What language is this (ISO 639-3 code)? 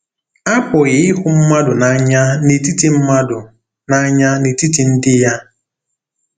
ibo